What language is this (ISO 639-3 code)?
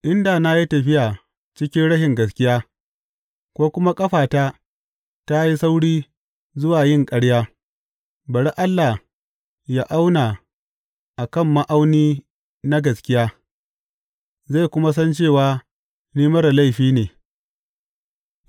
hau